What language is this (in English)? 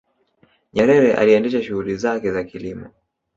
Swahili